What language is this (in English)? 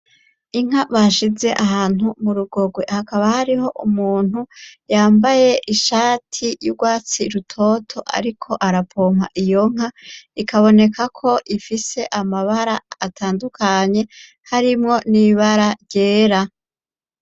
Rundi